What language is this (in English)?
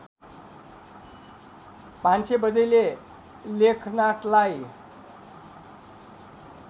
Nepali